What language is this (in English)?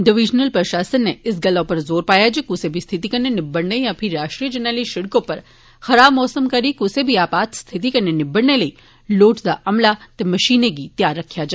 Dogri